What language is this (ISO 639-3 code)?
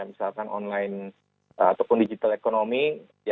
ind